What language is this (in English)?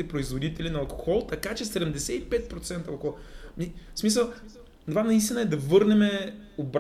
Bulgarian